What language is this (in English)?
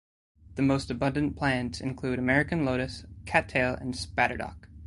English